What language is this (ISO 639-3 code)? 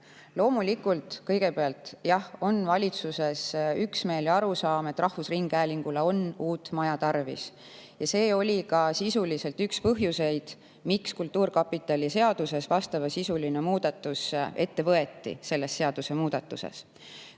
est